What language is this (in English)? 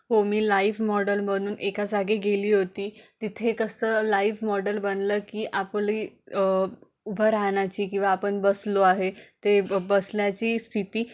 Marathi